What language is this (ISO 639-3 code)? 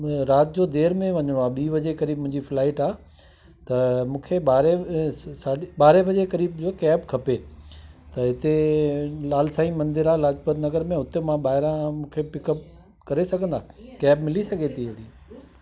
snd